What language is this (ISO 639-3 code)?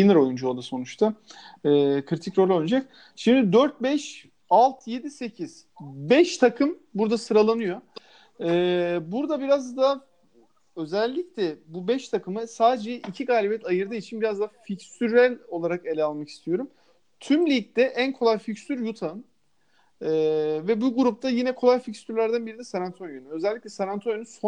tur